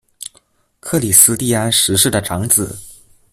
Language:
Chinese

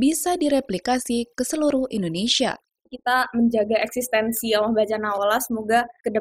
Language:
Indonesian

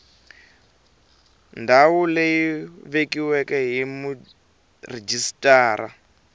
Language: Tsonga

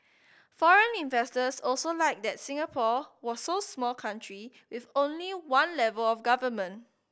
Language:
English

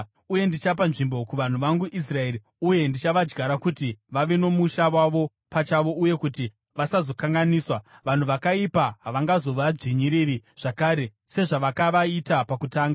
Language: Shona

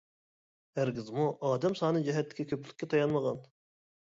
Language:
Uyghur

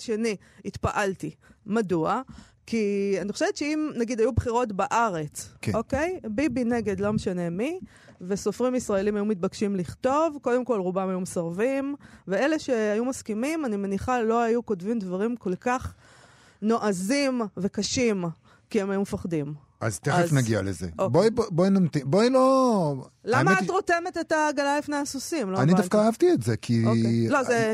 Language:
Hebrew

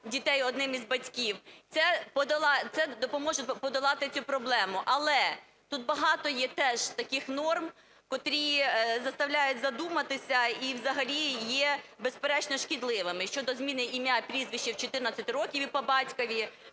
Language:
Ukrainian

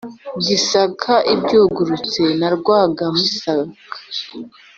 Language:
Kinyarwanda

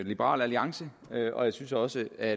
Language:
Danish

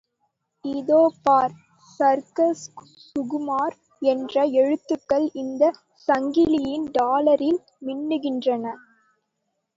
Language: Tamil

